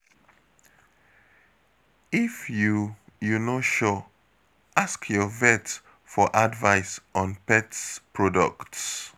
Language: Nigerian Pidgin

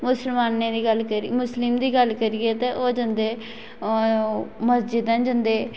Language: Dogri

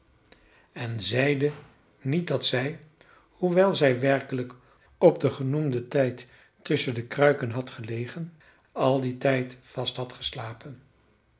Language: Dutch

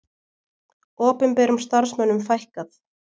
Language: Icelandic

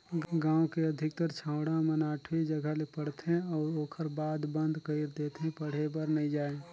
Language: Chhattisgarhi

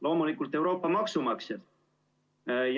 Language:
Estonian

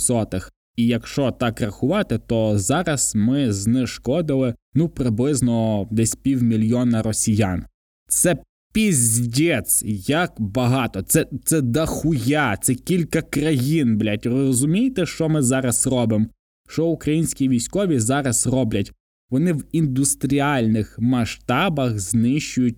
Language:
Ukrainian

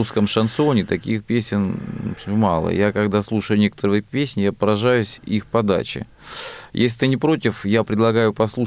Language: Russian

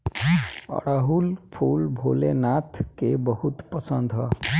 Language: Bhojpuri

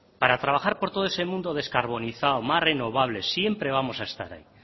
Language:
Spanish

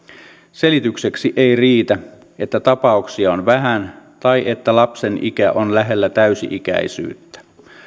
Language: Finnish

